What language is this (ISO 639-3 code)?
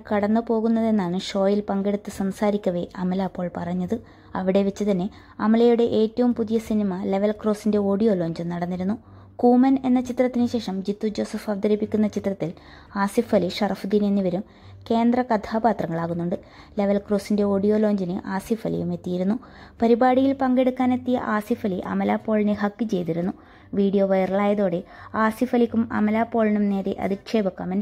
mal